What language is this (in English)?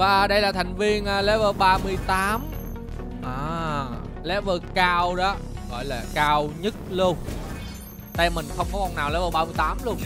Vietnamese